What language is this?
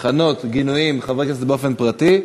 Hebrew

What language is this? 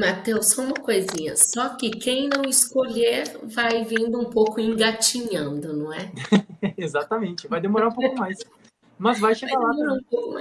Portuguese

